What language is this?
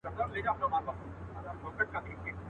Pashto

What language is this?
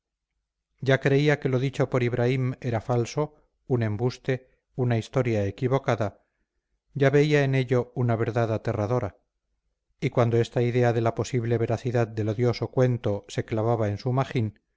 Spanish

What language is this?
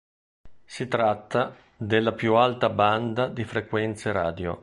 Italian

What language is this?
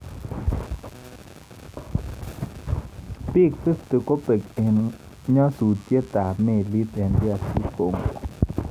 Kalenjin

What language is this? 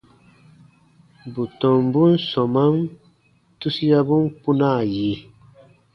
Baatonum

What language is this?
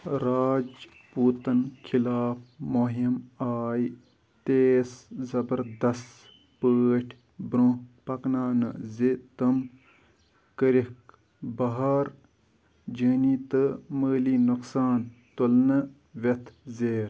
Kashmiri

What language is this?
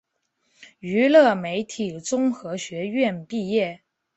Chinese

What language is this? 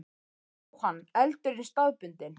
Icelandic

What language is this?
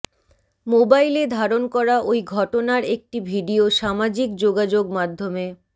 Bangla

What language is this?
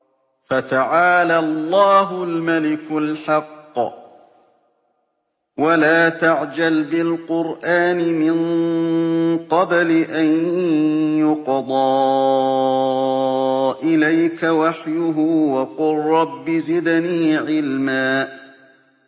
Arabic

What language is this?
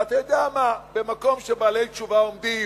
Hebrew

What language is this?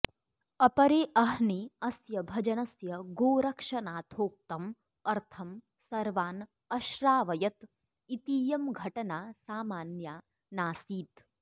Sanskrit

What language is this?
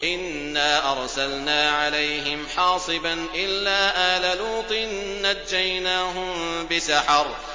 Arabic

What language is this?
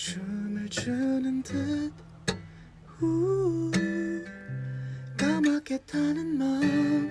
Korean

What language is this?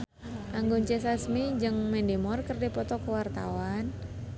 Sundanese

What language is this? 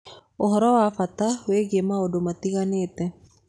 Kikuyu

